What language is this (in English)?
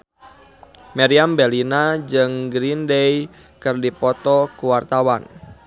Sundanese